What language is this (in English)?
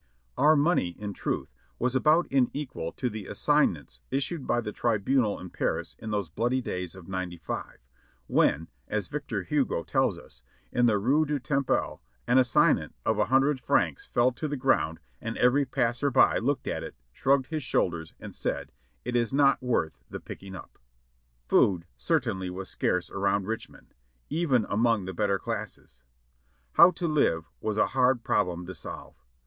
English